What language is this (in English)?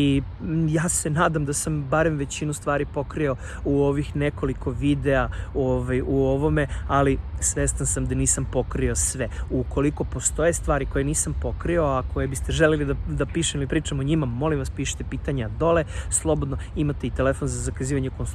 Serbian